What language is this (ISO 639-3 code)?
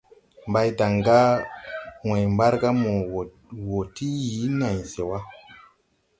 tui